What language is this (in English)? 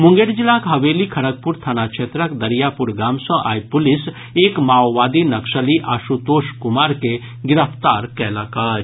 Maithili